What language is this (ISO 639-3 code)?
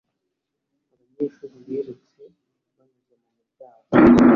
kin